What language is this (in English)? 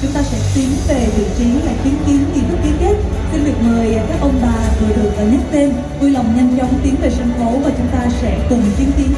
Vietnamese